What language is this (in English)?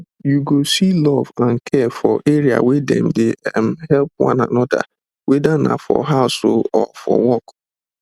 Nigerian Pidgin